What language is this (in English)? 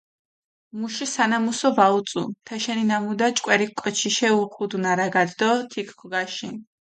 Mingrelian